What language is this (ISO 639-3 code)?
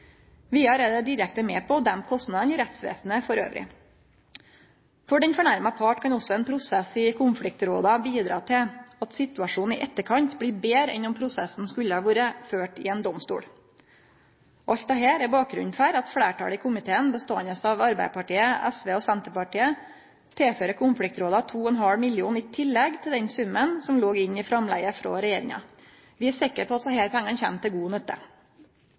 nno